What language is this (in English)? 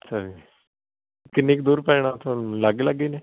Punjabi